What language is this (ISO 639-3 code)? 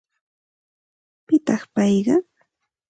qxt